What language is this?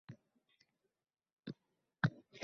Uzbek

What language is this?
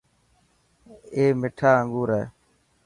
Dhatki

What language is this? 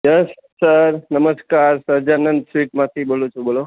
Gujarati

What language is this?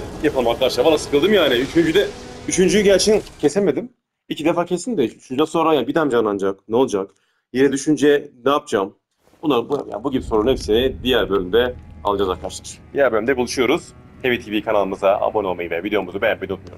Turkish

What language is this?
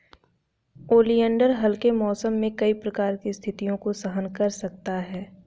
Hindi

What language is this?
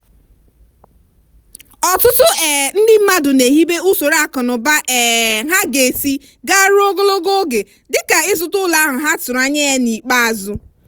Igbo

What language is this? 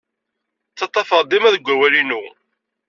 Kabyle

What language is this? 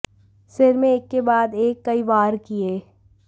Hindi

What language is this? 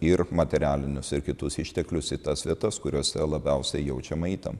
Lithuanian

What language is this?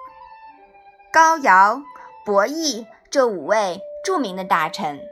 Chinese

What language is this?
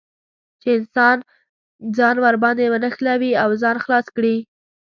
Pashto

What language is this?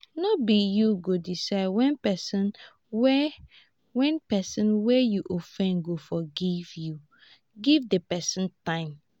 Nigerian Pidgin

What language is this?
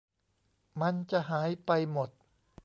Thai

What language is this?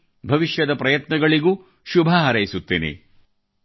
Kannada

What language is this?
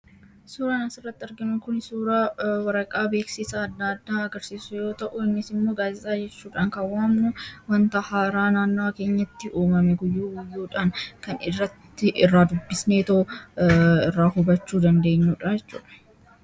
Oromo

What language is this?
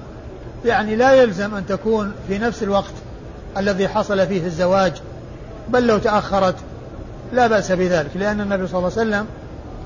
Arabic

